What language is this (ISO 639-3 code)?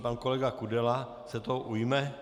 ces